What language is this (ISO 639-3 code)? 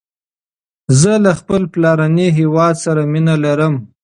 pus